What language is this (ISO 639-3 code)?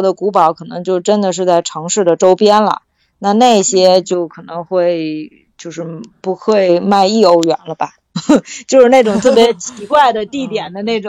zho